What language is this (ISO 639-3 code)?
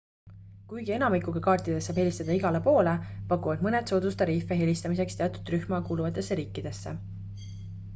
est